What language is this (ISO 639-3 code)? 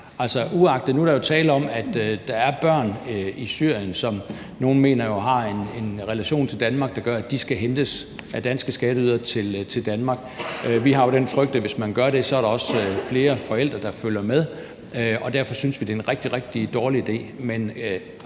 dan